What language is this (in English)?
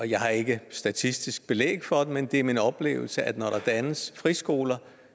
Danish